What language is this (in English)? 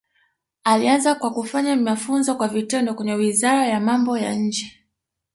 Swahili